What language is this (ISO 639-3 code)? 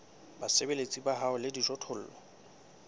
sot